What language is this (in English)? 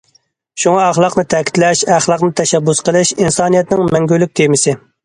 Uyghur